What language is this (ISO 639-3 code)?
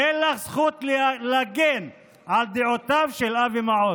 heb